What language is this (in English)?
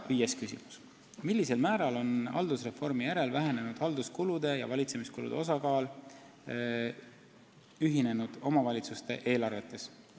Estonian